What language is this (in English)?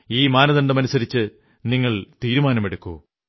Malayalam